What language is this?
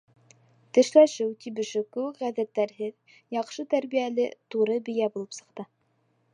Bashkir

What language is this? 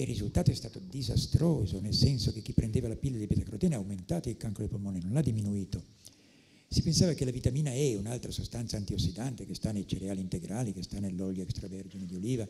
Italian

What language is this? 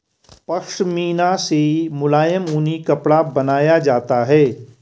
Hindi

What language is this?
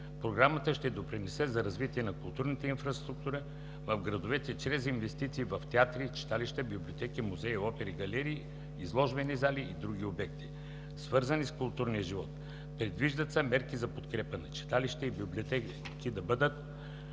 Bulgarian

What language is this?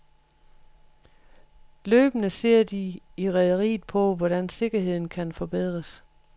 Danish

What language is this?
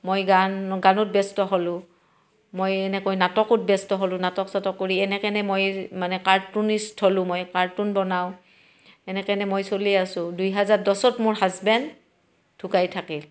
Assamese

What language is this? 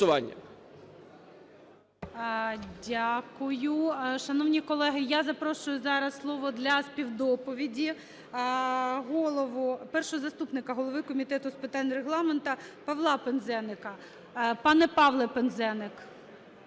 Ukrainian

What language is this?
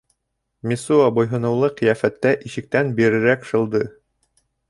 Bashkir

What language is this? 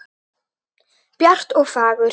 Icelandic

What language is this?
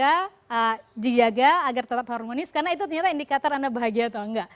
Indonesian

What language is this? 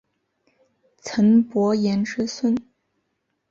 Chinese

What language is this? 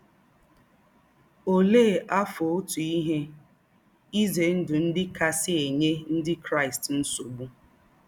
Igbo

